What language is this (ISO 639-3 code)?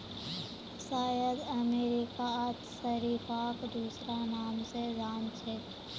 mag